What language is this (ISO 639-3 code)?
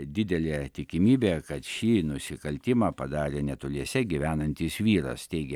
lit